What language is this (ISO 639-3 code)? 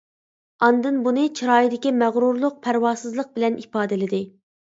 uig